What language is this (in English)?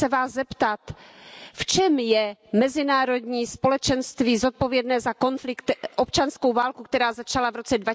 Czech